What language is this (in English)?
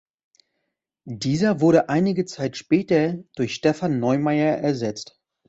German